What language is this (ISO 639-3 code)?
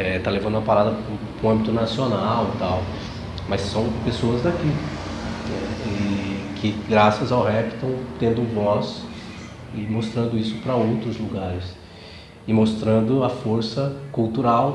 por